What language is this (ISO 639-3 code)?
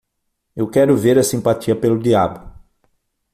por